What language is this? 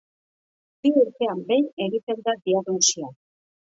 Basque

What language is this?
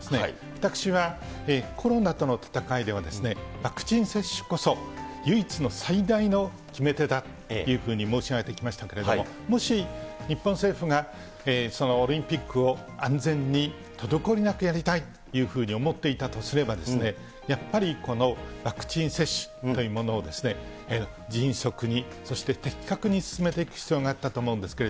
Japanese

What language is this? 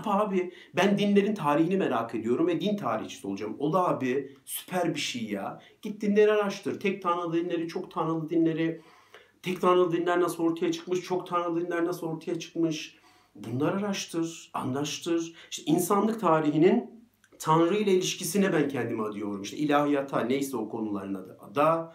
Turkish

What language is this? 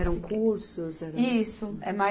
Portuguese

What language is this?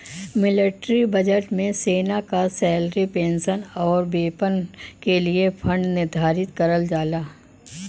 Bhojpuri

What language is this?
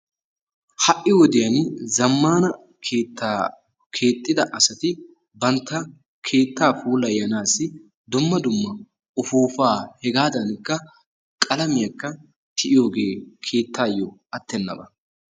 Wolaytta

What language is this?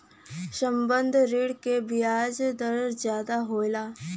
Bhojpuri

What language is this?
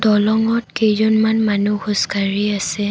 Assamese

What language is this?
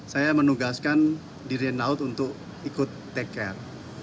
Indonesian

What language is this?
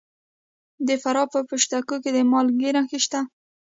Pashto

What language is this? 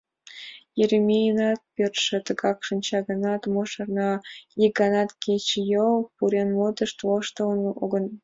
Mari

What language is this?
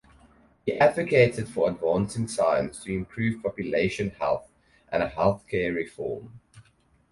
English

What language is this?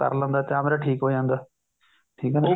Punjabi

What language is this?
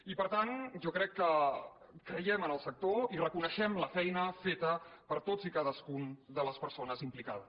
Catalan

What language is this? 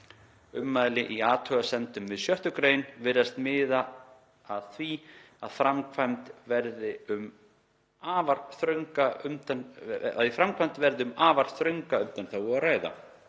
Icelandic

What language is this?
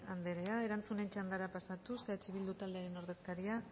Basque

